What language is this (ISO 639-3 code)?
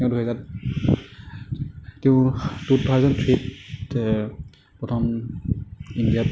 asm